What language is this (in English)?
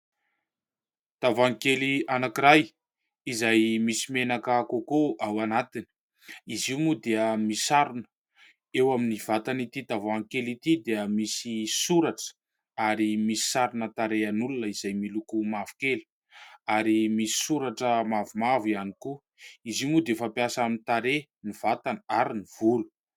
Malagasy